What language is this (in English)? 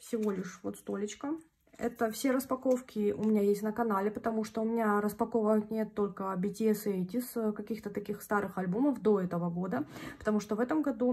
Russian